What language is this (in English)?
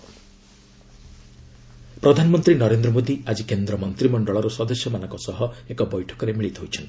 Odia